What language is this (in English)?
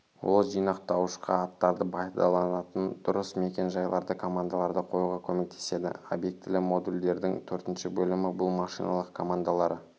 Kazakh